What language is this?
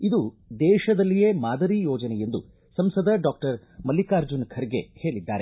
Kannada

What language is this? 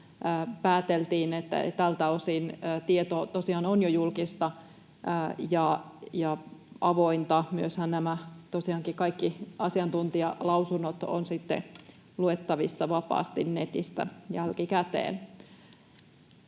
Finnish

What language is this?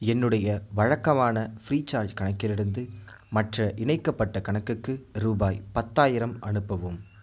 Tamil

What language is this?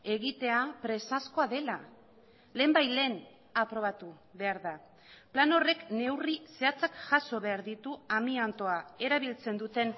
Basque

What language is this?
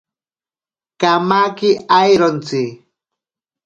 Ashéninka Perené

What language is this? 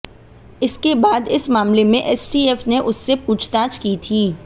Hindi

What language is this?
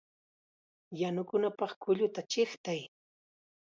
Chiquián Ancash Quechua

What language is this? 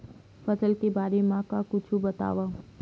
Chhattisgarhi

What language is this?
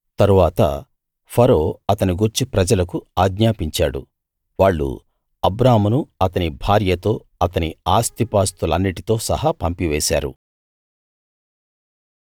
Telugu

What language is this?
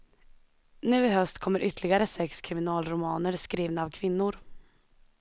Swedish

